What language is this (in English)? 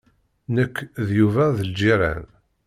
Kabyle